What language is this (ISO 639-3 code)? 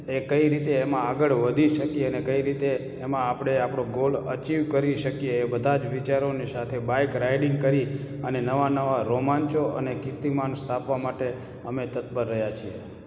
guj